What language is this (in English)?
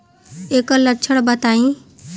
Bhojpuri